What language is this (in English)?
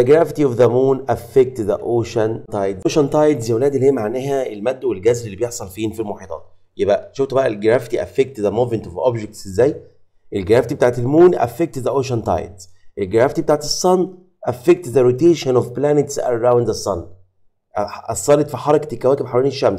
Arabic